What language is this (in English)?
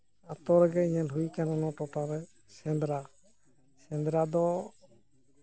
Santali